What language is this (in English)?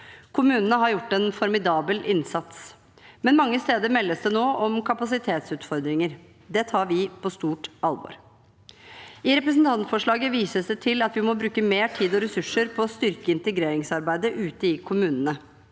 Norwegian